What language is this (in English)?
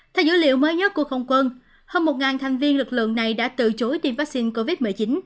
Vietnamese